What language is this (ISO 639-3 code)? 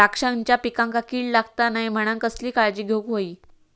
mar